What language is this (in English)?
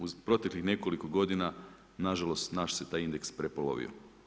Croatian